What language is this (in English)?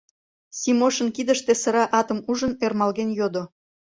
Mari